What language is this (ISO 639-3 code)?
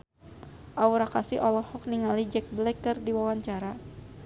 sun